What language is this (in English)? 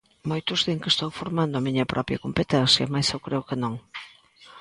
Galician